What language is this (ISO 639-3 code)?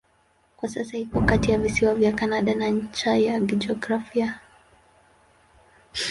swa